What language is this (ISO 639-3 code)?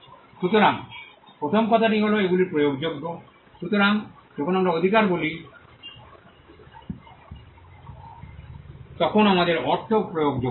ben